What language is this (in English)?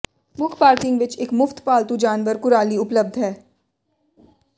Punjabi